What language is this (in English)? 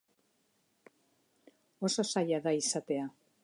Basque